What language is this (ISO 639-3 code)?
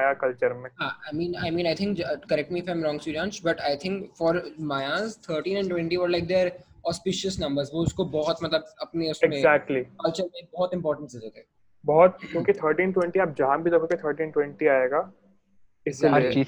hin